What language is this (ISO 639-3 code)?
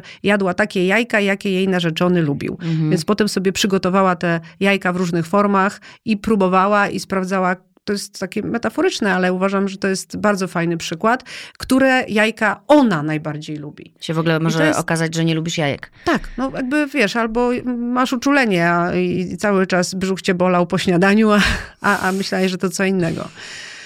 pol